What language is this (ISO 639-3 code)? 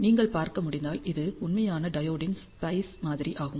tam